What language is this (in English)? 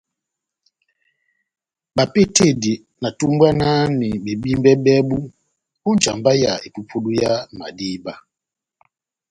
Batanga